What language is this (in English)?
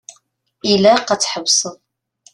Kabyle